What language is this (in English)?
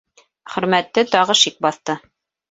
Bashkir